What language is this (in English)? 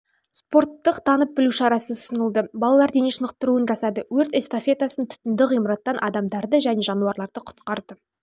Kazakh